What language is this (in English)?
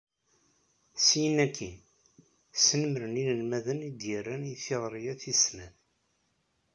Kabyle